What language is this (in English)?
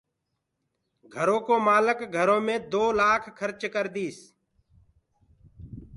Gurgula